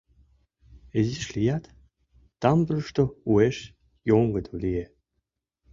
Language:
Mari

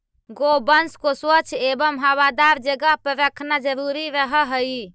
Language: Magahi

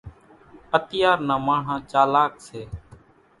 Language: Kachi Koli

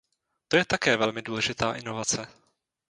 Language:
Czech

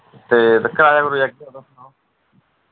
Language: Dogri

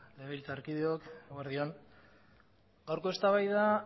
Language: Basque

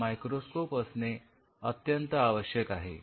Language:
Marathi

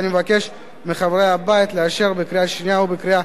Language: Hebrew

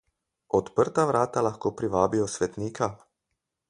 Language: Slovenian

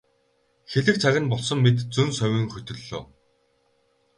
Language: Mongolian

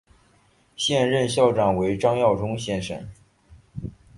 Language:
Chinese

